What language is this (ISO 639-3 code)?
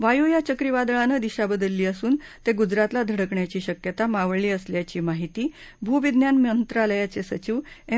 mar